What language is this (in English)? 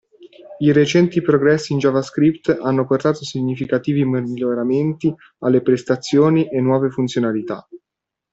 Italian